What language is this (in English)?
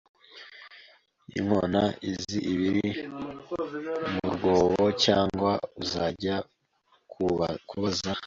Kinyarwanda